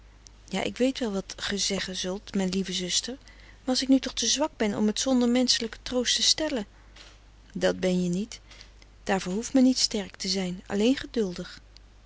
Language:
Dutch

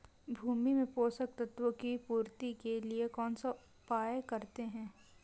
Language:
Hindi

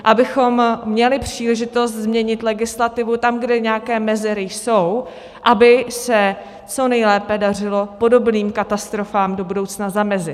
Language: Czech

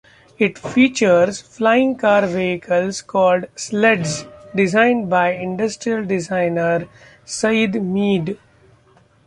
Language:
English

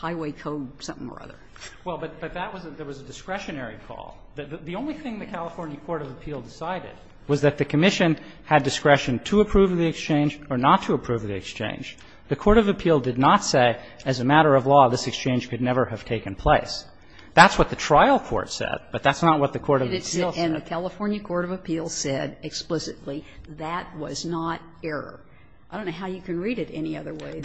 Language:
English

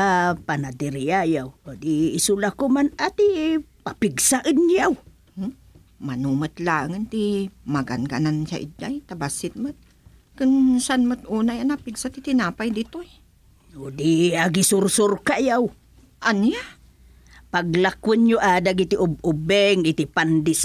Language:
Filipino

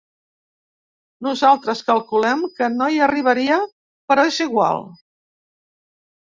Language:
Catalan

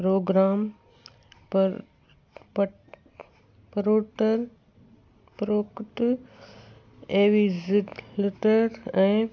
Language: Sindhi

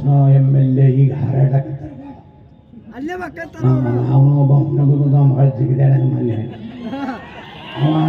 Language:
Kannada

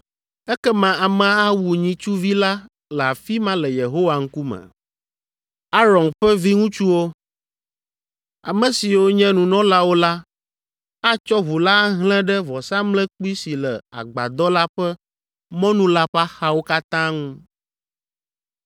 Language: Ewe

